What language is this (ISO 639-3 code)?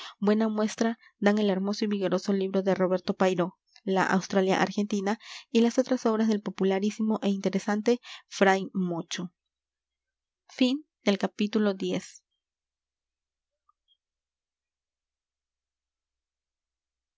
spa